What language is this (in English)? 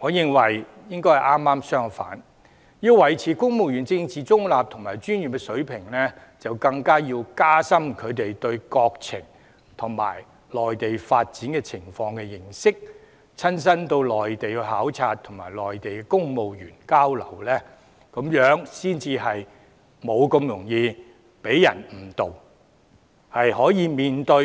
Cantonese